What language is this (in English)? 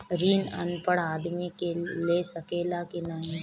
Bhojpuri